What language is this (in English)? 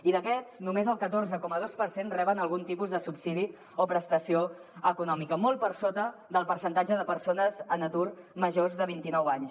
Catalan